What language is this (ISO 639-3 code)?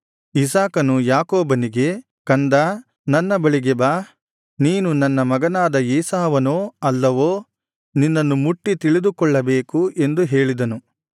kan